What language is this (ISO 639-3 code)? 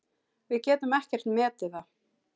isl